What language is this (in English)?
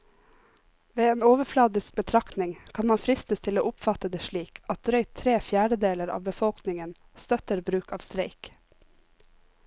Norwegian